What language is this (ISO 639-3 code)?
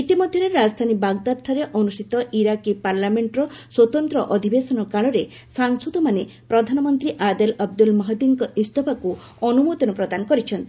ori